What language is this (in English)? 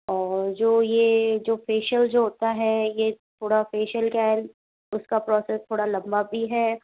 Hindi